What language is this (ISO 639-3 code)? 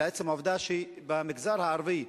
heb